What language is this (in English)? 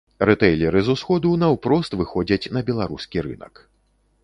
Belarusian